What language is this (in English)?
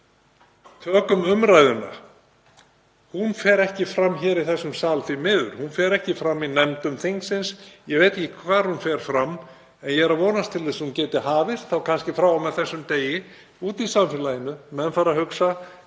Icelandic